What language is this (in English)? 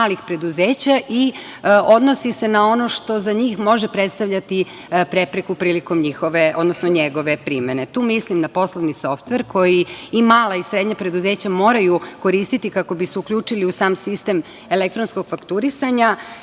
Serbian